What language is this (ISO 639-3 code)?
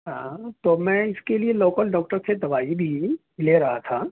urd